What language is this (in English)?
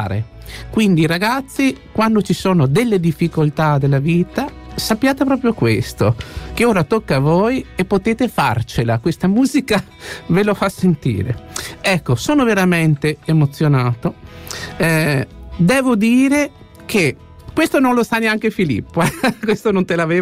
Italian